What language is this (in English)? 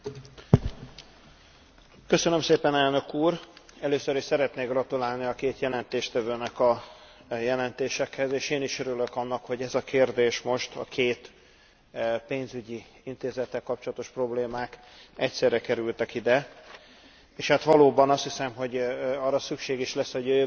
Hungarian